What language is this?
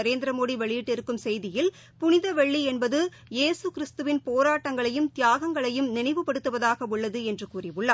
Tamil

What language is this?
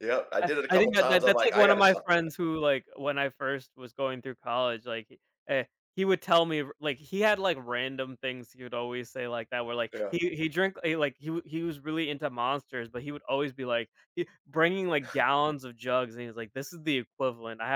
English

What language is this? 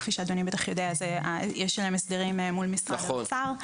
Hebrew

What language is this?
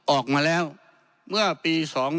Thai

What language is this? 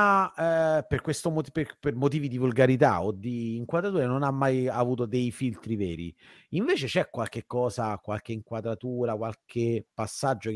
Italian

